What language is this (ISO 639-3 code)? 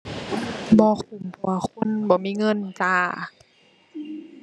tha